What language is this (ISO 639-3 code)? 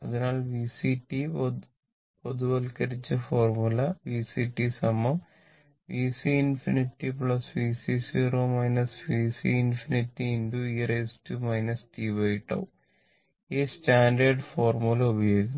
mal